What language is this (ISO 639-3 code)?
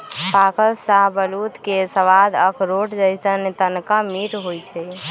mag